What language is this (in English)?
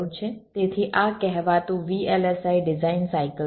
Gujarati